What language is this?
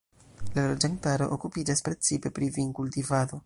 Esperanto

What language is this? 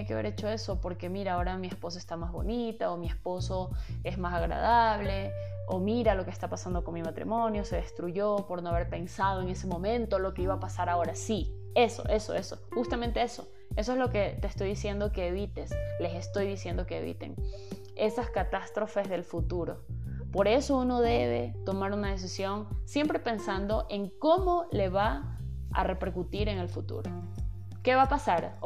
Spanish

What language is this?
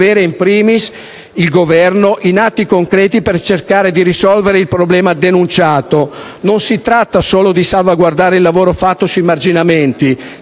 Italian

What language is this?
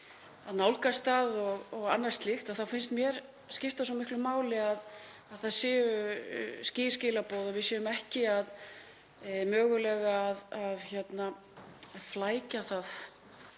Icelandic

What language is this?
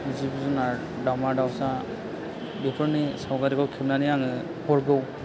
Bodo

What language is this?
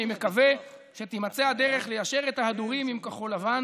Hebrew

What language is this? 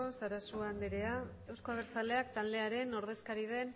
Basque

